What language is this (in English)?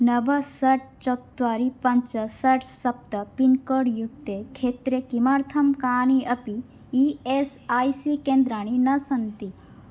Sanskrit